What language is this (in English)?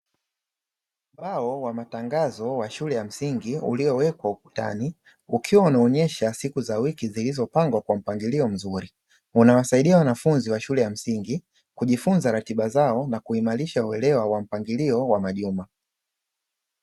Swahili